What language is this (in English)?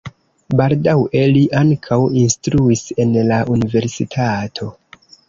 Esperanto